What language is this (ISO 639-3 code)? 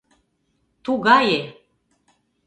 chm